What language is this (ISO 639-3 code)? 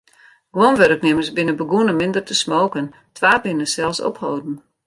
fry